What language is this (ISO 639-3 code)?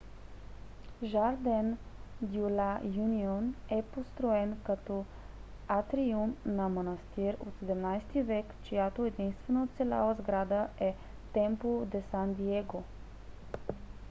bul